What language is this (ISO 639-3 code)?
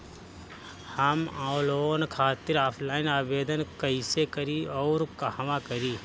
bho